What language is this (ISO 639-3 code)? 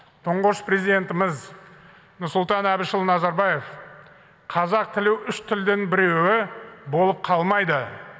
kaz